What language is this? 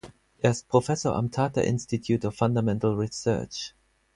German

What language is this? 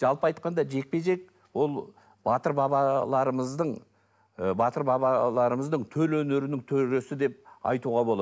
Kazakh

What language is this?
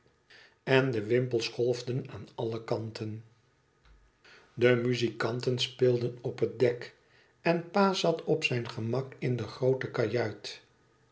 Dutch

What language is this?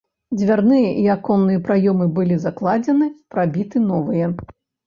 Belarusian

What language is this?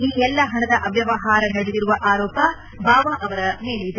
Kannada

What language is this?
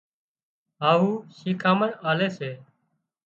Wadiyara Koli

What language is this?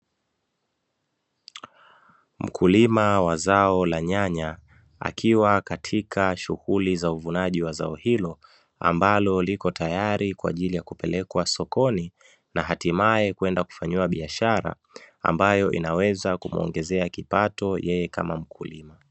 Swahili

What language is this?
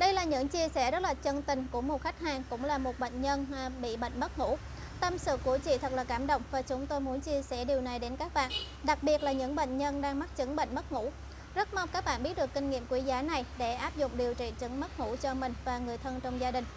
Vietnamese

